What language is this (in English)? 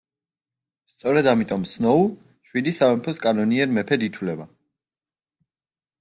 Georgian